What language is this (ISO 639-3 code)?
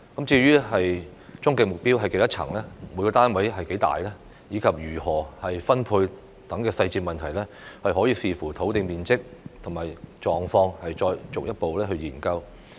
yue